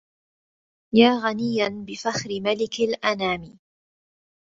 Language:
Arabic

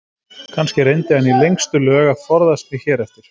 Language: Icelandic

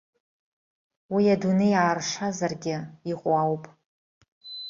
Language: Abkhazian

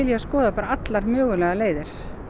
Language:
Icelandic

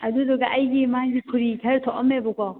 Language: Manipuri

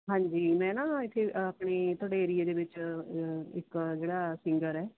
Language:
Punjabi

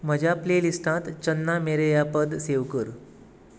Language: Konkani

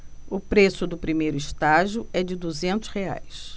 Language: Portuguese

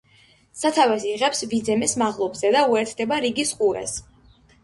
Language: Georgian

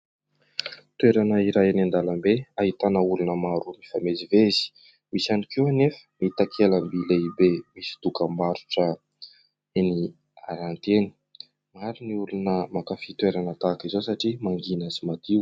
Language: Malagasy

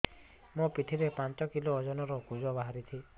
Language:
Odia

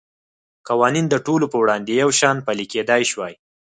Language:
Pashto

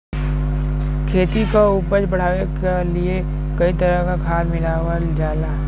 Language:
Bhojpuri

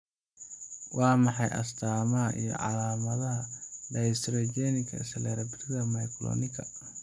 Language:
Somali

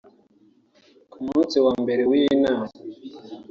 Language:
Kinyarwanda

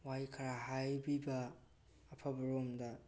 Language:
Manipuri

